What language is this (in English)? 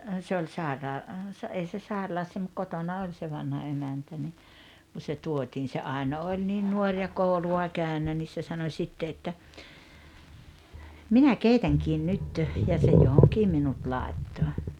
Finnish